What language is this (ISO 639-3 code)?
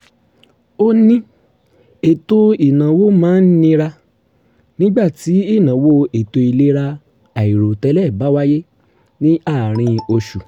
yor